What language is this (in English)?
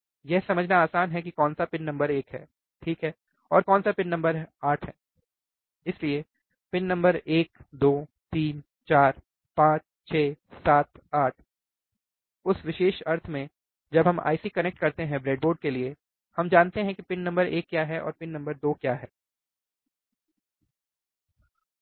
Hindi